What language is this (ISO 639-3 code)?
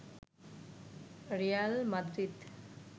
ben